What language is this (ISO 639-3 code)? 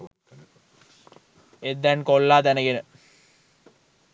sin